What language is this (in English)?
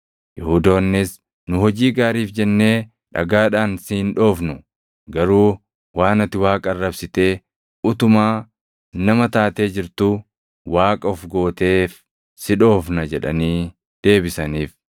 Oromo